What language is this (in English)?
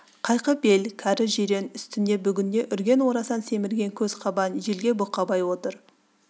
Kazakh